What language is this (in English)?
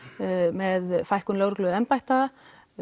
Icelandic